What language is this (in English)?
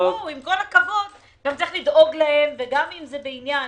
Hebrew